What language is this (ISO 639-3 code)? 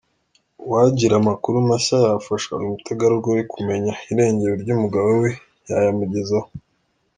kin